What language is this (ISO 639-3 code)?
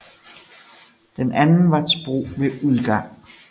dan